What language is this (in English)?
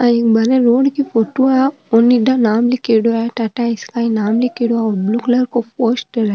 Marwari